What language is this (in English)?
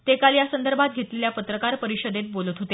Marathi